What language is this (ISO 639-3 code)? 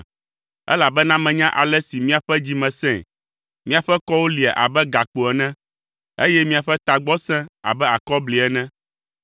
ewe